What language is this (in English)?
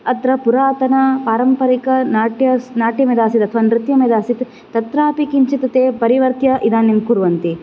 Sanskrit